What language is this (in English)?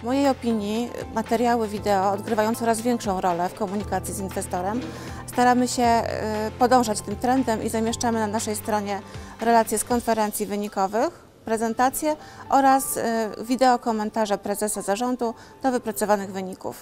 Polish